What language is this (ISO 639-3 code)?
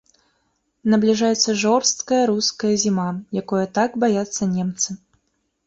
bel